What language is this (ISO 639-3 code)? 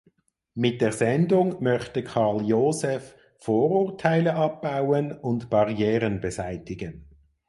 deu